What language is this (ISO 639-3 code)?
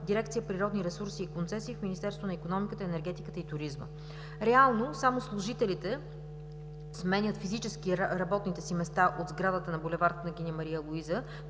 bul